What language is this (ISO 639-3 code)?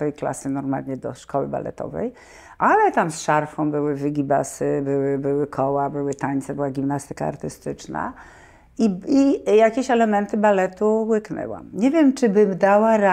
pol